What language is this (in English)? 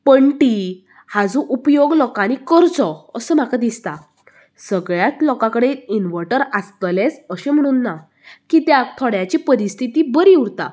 Konkani